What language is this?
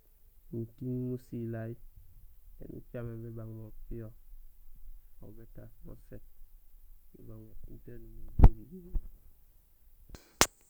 Gusilay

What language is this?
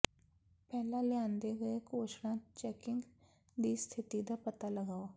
Punjabi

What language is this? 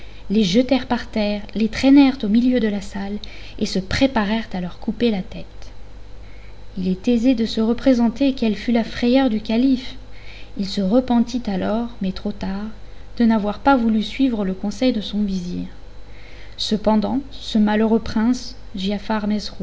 French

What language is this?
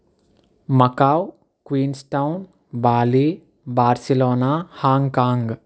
Telugu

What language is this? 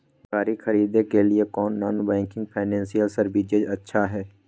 Magahi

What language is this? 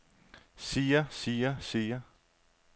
Danish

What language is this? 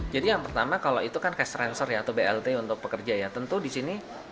Indonesian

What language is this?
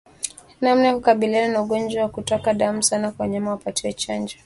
Swahili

